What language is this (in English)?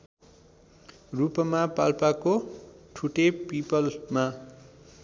Nepali